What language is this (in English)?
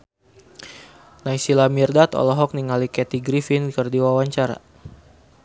Sundanese